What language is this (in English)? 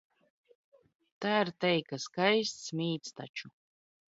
Latvian